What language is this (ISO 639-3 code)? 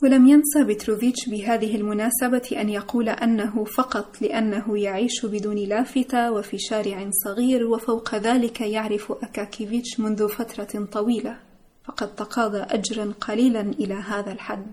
ara